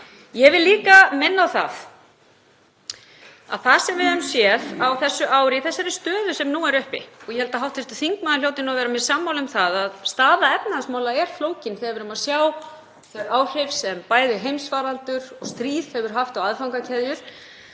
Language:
Icelandic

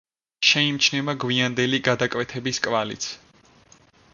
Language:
Georgian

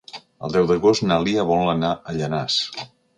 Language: Catalan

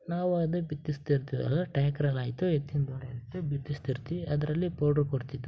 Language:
Kannada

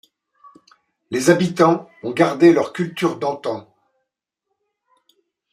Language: French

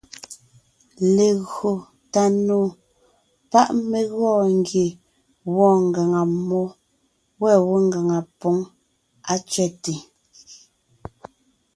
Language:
Ngiemboon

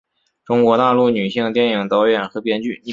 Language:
Chinese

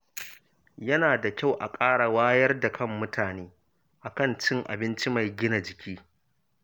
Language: Hausa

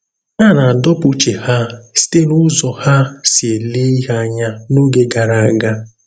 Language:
Igbo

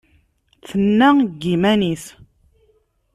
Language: Kabyle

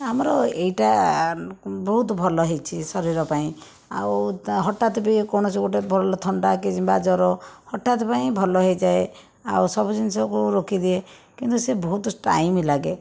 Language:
Odia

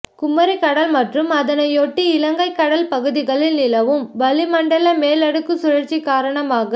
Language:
Tamil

